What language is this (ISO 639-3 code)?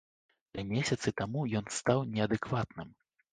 bel